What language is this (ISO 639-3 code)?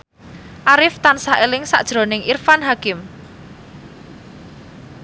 jav